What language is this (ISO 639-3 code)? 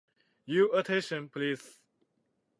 jpn